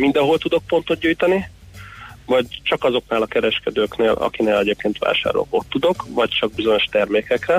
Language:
Hungarian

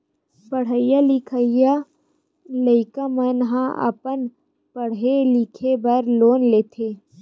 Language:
Chhattisgarhi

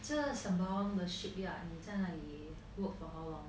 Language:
English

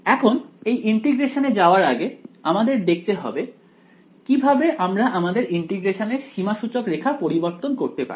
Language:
Bangla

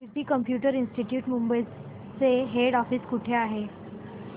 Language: Marathi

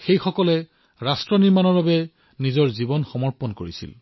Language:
Assamese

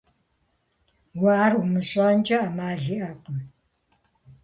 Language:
Kabardian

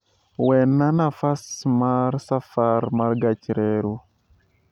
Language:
Luo (Kenya and Tanzania)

